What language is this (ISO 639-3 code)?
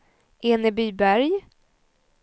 swe